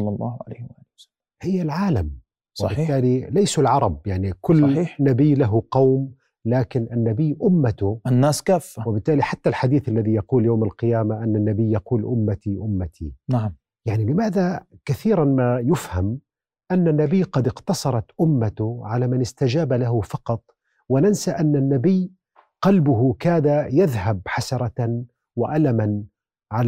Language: Arabic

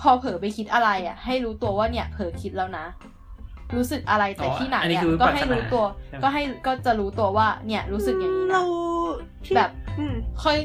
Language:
Thai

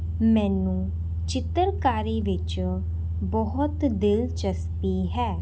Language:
Punjabi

